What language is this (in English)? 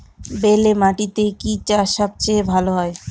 Bangla